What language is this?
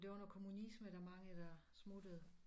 Danish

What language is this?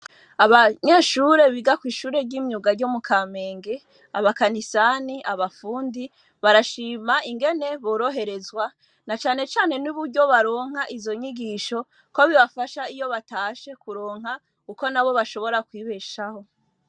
Rundi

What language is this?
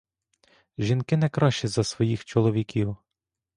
Ukrainian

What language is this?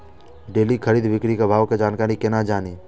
Maithili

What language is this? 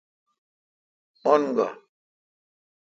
Kalkoti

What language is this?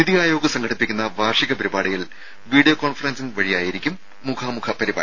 Malayalam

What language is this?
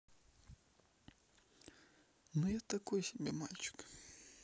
Russian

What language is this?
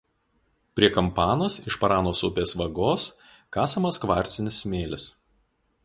Lithuanian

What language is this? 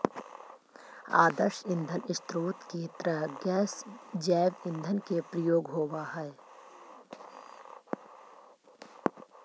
Magahi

